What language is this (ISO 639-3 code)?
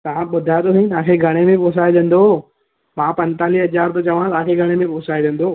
snd